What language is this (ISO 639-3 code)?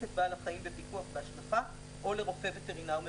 heb